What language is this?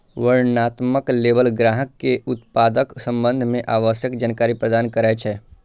Maithili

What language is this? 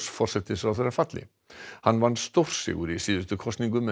Icelandic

